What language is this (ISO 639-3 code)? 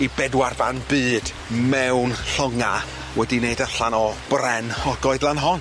cym